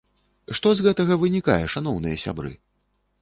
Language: Belarusian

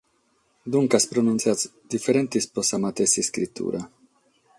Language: Sardinian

